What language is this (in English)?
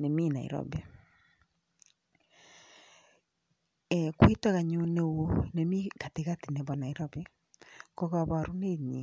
Kalenjin